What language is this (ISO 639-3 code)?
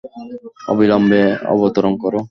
ben